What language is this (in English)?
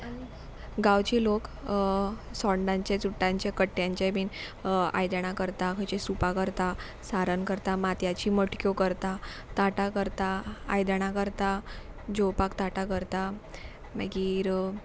Konkani